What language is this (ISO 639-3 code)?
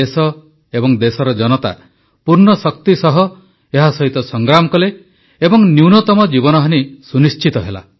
ori